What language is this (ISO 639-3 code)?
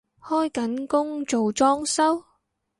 yue